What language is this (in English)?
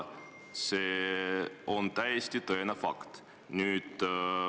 Estonian